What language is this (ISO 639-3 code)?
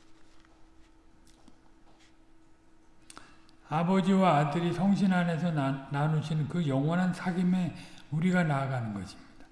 kor